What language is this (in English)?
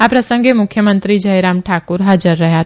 Gujarati